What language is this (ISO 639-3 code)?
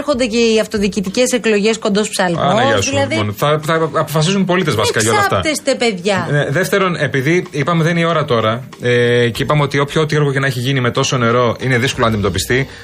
ell